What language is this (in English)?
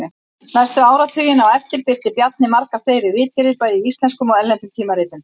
Icelandic